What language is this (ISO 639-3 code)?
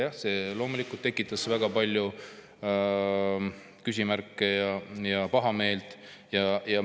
est